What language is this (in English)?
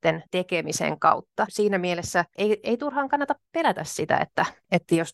Finnish